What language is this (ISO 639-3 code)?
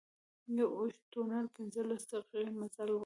pus